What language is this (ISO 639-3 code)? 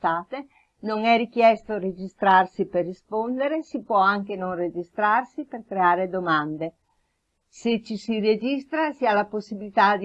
ita